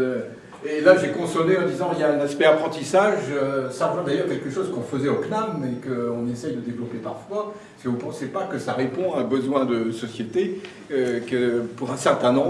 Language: French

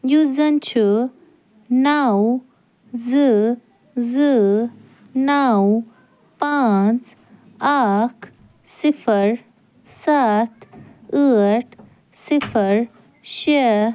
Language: Kashmiri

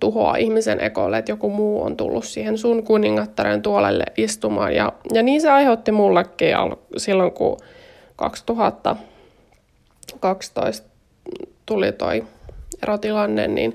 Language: Finnish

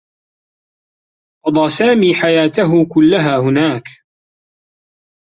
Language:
Arabic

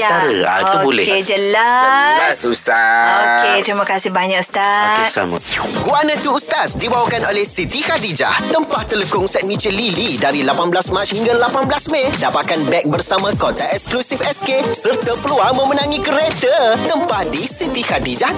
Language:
Malay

